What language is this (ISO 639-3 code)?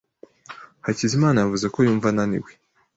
kin